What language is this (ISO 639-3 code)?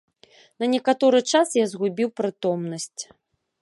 bel